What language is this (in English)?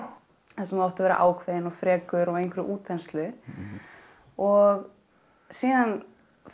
Icelandic